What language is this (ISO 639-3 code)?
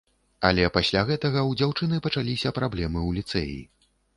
bel